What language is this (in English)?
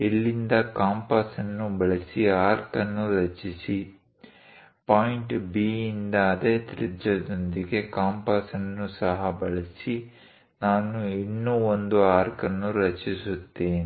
Kannada